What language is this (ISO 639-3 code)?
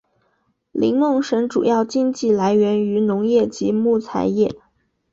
zho